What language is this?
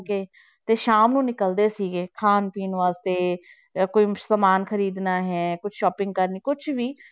Punjabi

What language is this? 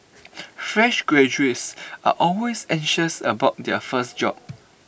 English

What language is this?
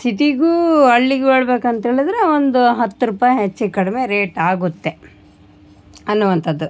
Kannada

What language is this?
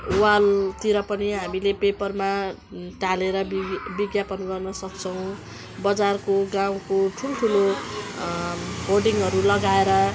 Nepali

